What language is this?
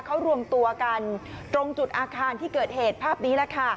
Thai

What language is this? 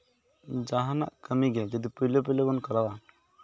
Santali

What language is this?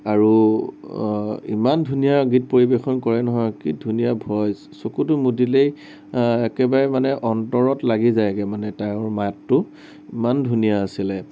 Assamese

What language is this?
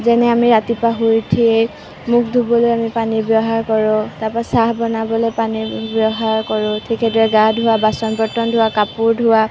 Assamese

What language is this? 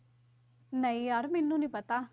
Punjabi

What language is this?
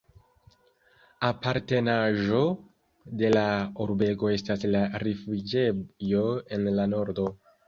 Esperanto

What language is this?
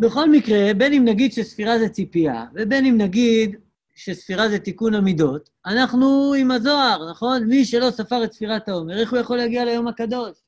Hebrew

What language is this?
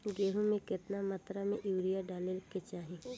Bhojpuri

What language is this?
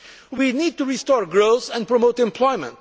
English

